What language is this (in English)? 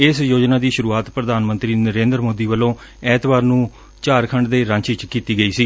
Punjabi